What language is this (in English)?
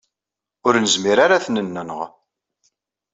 Kabyle